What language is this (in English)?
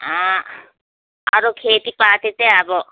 Nepali